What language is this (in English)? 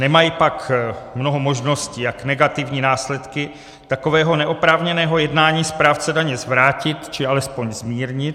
Czech